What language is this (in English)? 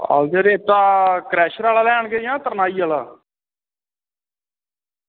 Dogri